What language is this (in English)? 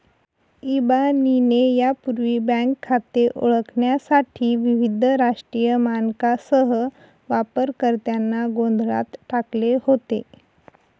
Marathi